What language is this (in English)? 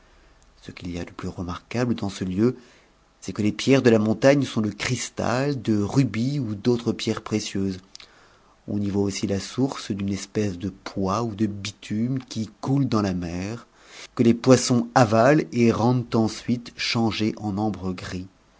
French